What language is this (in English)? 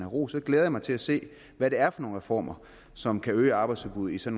Danish